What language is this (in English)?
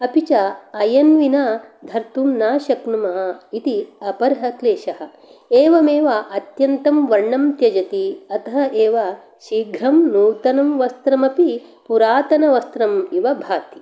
Sanskrit